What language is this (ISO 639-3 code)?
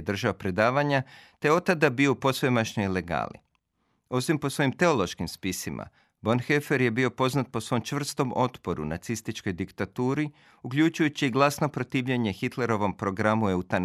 hrv